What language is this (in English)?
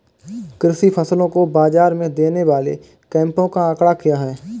Hindi